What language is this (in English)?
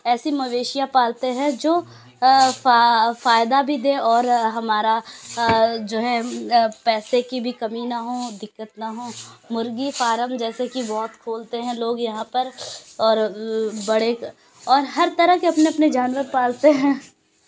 Urdu